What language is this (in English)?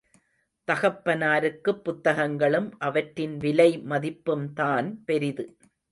Tamil